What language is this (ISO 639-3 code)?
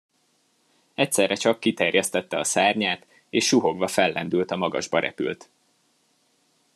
hun